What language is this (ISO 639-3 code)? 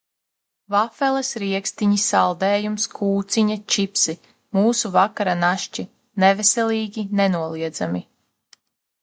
lav